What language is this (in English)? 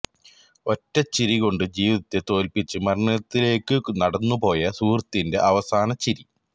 Malayalam